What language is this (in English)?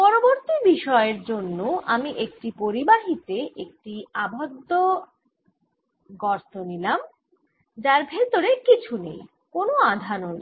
Bangla